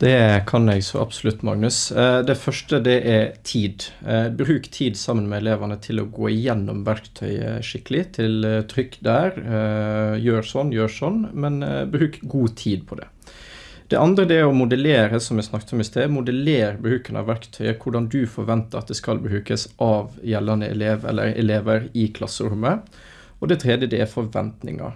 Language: Norwegian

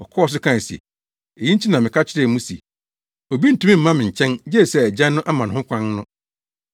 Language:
Akan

